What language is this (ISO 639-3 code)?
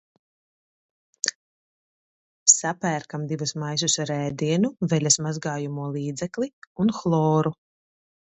lav